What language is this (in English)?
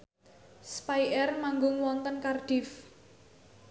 Javanese